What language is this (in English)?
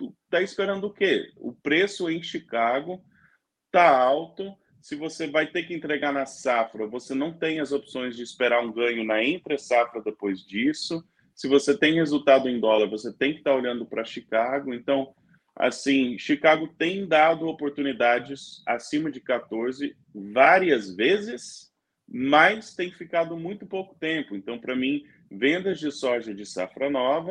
Portuguese